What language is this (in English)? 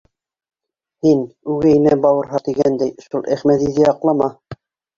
Bashkir